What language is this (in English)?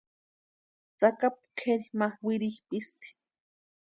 Western Highland Purepecha